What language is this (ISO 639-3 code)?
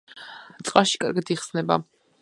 kat